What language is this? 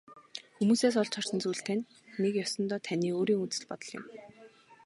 Mongolian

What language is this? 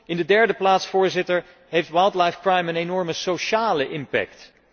Dutch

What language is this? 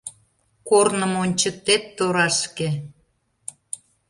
Mari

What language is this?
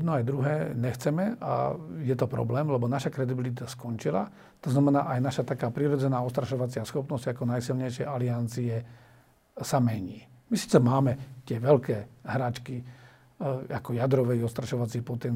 Slovak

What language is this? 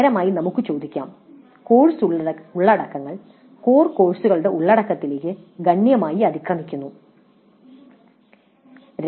Malayalam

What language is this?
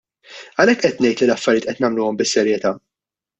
Maltese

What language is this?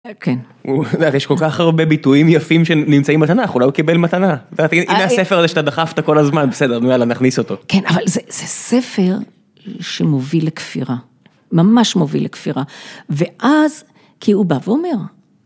Hebrew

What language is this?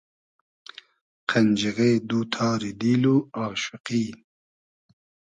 Hazaragi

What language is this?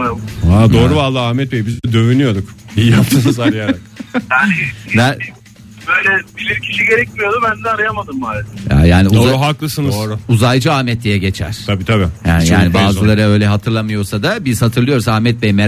Turkish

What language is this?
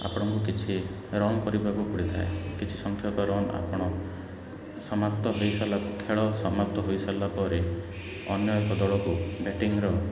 Odia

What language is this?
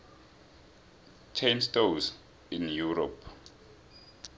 South Ndebele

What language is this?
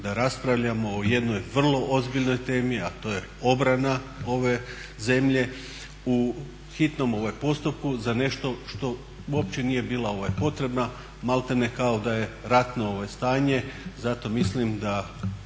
Croatian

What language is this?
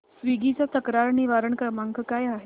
Marathi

